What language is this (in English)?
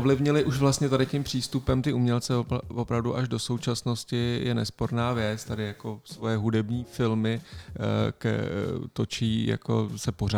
Czech